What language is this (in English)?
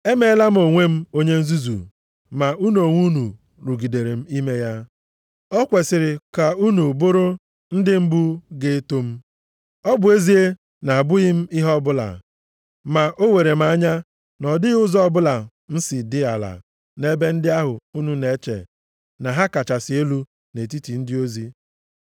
Igbo